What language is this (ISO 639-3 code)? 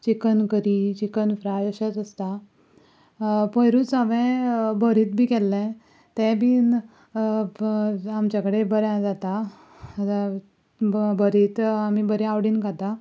kok